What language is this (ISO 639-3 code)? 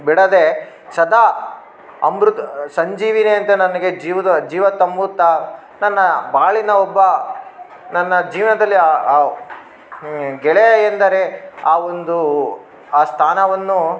kan